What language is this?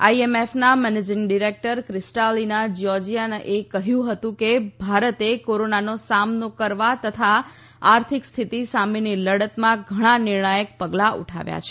Gujarati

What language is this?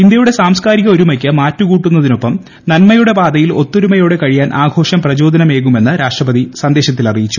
Malayalam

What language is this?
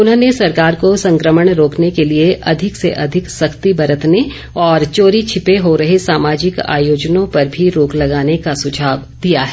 Hindi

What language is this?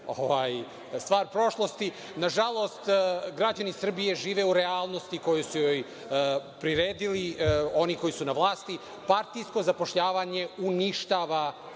Serbian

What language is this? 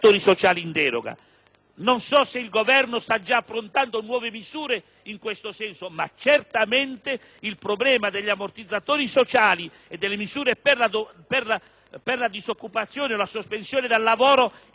Italian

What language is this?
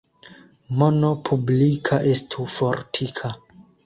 Esperanto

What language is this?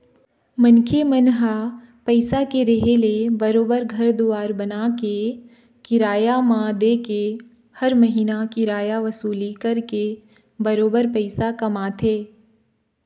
Chhattisgarhi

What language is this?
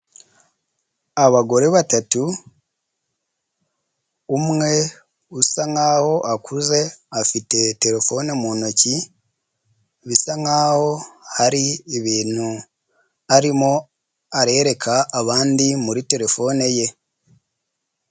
Kinyarwanda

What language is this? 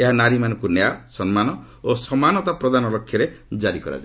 Odia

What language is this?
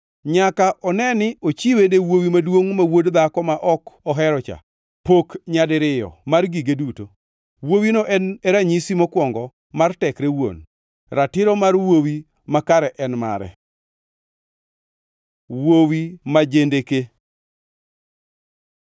Luo (Kenya and Tanzania)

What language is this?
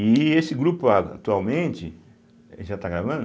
Portuguese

